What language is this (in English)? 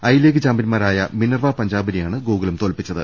Malayalam